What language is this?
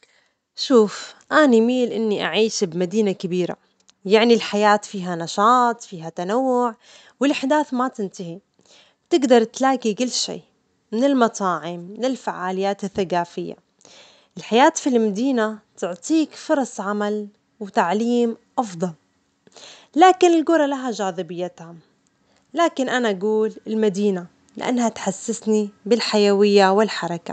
Omani Arabic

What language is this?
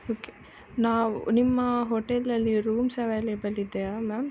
Kannada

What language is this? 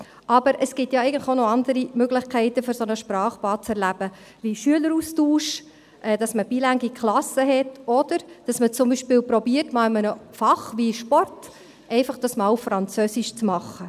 Swiss German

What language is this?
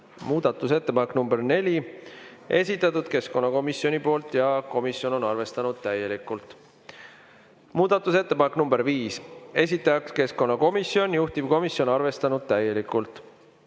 Estonian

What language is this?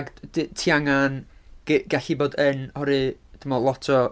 Welsh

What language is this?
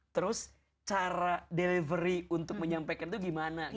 Indonesian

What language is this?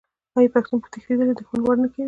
Pashto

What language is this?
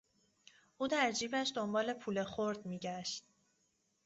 Persian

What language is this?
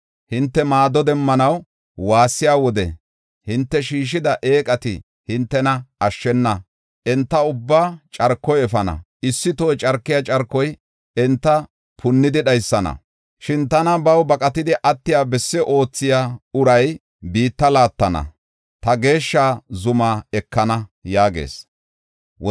Gofa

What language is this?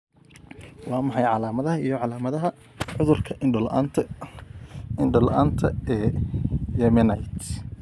Somali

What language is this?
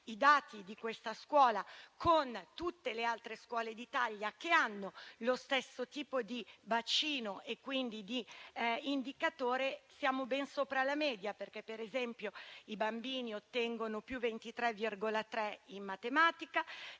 Italian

